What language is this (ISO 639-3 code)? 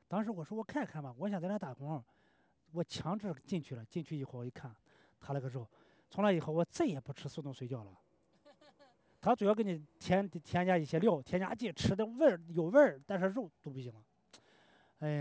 zho